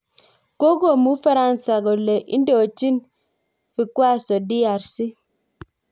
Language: Kalenjin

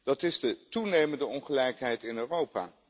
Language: Dutch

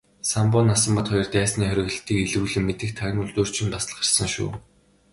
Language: Mongolian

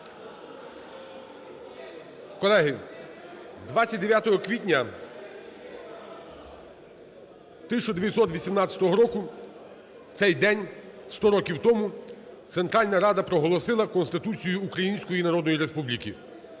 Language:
Ukrainian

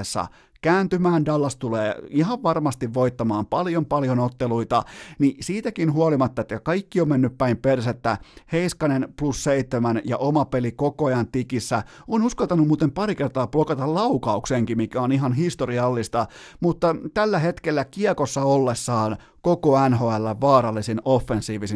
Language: Finnish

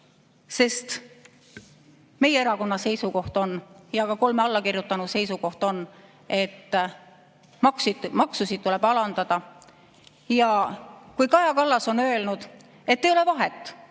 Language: Estonian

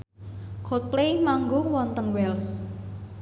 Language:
Javanese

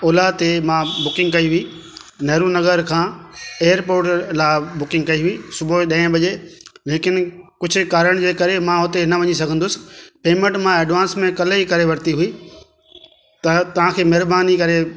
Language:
Sindhi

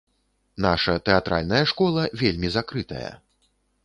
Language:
Belarusian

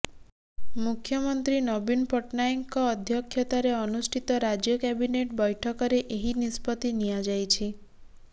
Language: Odia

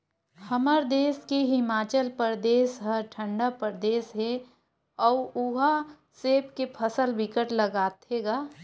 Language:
Chhattisgarhi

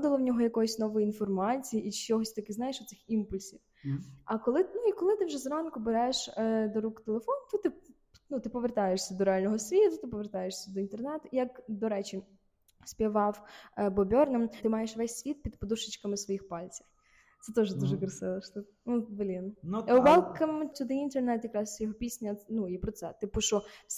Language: Ukrainian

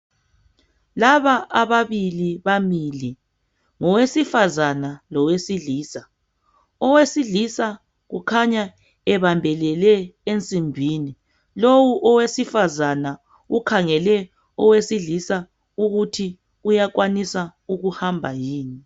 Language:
North Ndebele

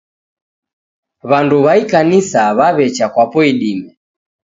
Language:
Taita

